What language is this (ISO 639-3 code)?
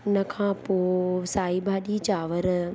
snd